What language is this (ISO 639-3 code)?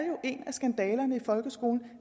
dan